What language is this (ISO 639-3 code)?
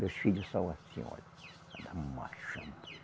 por